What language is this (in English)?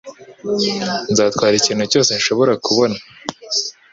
Kinyarwanda